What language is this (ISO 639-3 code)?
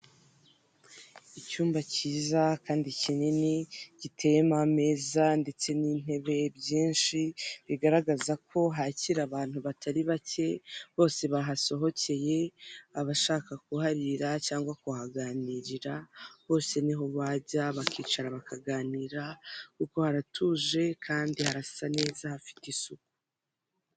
kin